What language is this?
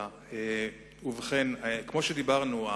Hebrew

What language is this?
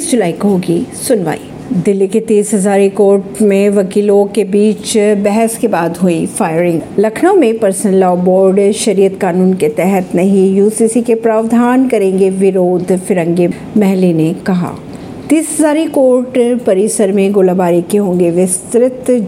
Hindi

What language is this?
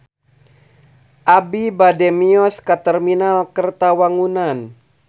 Sundanese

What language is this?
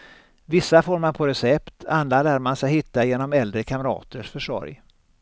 Swedish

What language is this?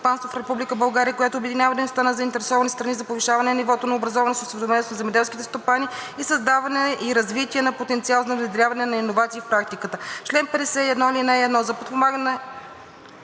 Bulgarian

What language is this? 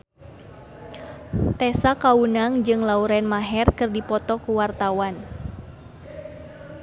Sundanese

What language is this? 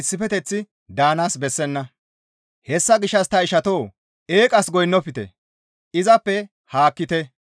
Gamo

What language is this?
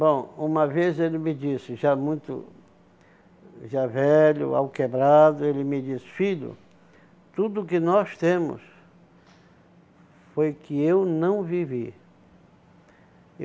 Portuguese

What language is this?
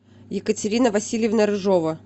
Russian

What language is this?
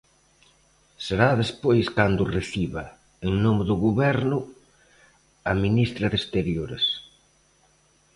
Galician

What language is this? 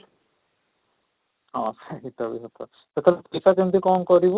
Odia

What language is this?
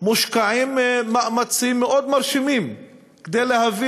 Hebrew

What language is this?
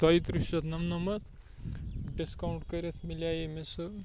Kashmiri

